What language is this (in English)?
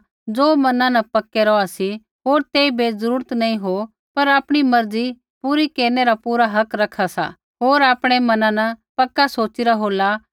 Kullu Pahari